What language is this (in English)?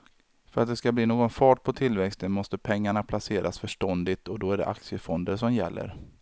Swedish